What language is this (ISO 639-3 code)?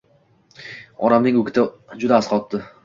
uzb